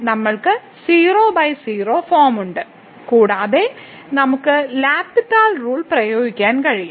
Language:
Malayalam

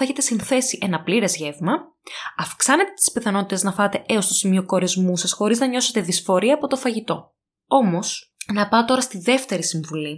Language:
Greek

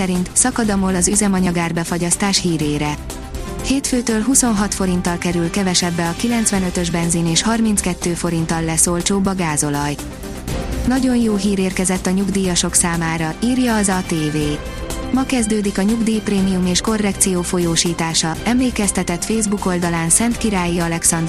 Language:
Hungarian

